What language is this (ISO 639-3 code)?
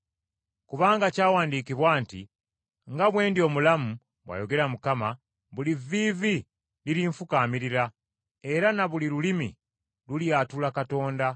lug